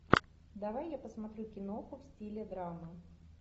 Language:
Russian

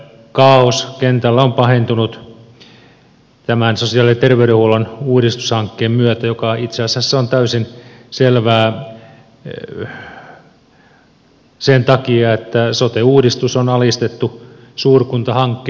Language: Finnish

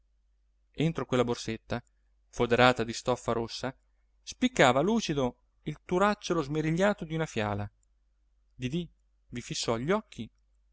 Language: Italian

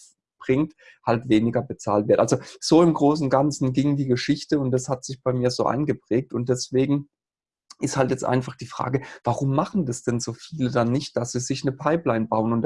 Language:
German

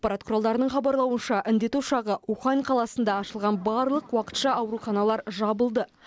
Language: Kazakh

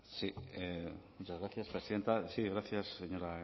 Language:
Spanish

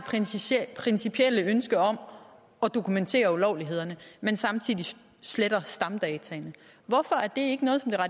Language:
Danish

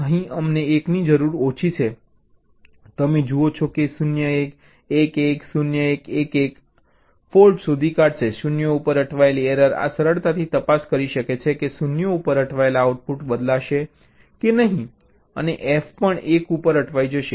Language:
Gujarati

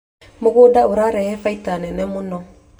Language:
Kikuyu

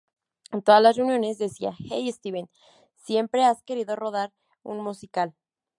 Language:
Spanish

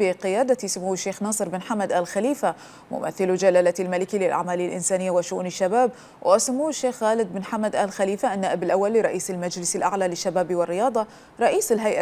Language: Arabic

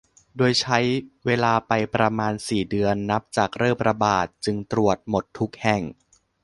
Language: Thai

